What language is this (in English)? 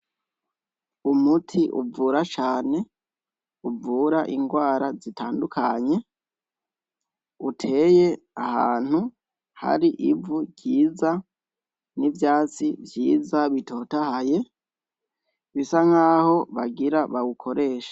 Rundi